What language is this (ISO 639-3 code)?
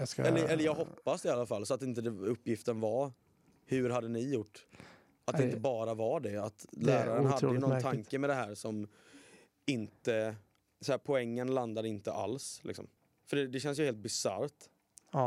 swe